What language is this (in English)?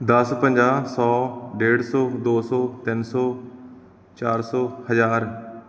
Punjabi